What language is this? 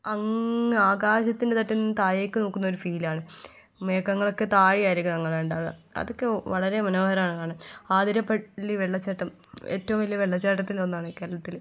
Malayalam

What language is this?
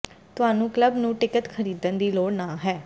Punjabi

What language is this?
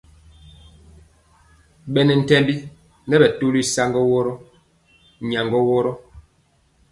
Mpiemo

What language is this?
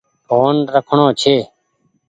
Goaria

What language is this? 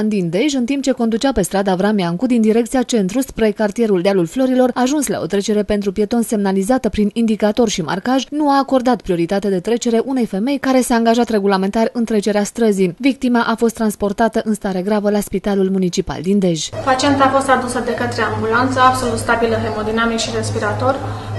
Romanian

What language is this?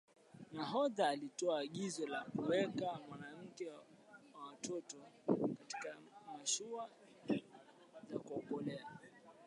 Swahili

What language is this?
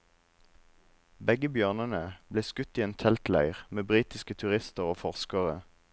Norwegian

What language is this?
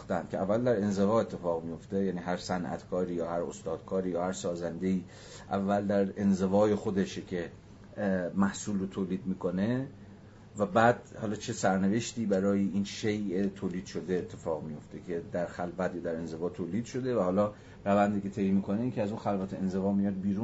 Persian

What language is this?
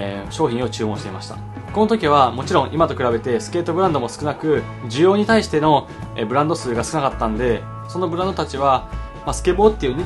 Japanese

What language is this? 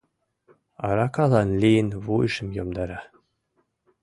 Mari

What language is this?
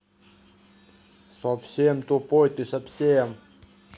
Russian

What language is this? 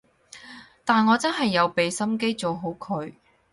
Cantonese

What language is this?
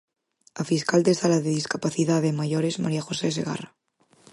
Galician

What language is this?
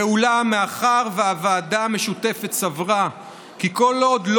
Hebrew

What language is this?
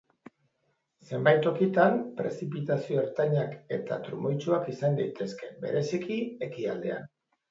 Basque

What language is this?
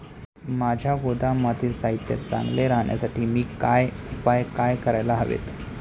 Marathi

